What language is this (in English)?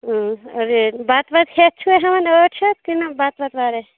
Kashmiri